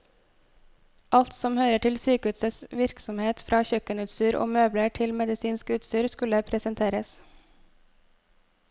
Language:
Norwegian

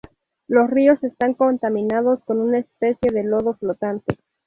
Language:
Spanish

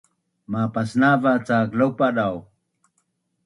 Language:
Bunun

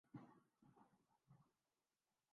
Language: Urdu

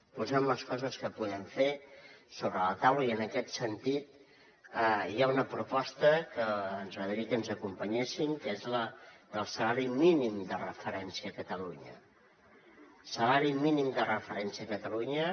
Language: Catalan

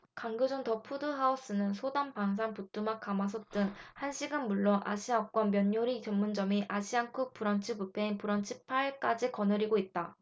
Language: Korean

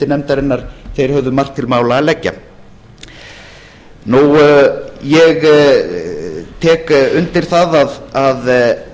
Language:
Icelandic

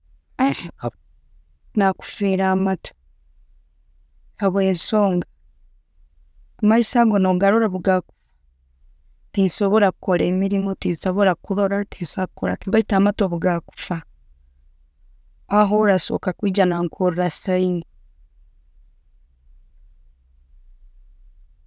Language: Tooro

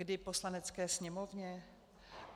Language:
Czech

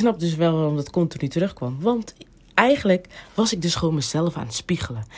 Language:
Dutch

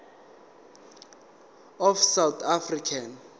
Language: Zulu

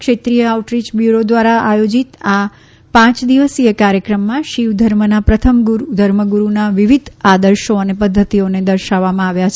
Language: Gujarati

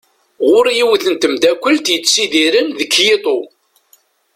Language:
Kabyle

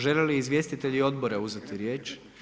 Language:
Croatian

